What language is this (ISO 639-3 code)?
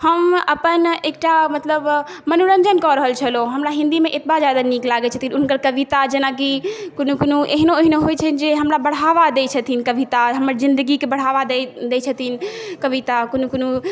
mai